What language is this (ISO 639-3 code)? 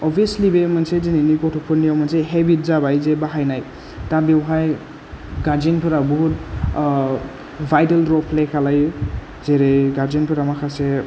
brx